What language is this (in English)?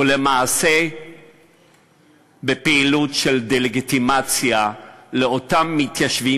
Hebrew